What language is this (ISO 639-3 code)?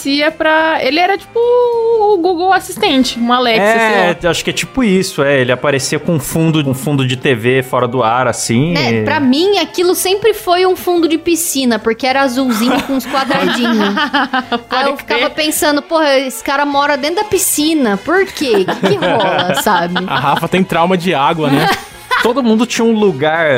por